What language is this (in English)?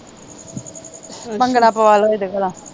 Punjabi